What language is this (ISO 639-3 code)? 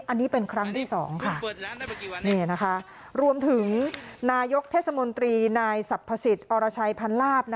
tha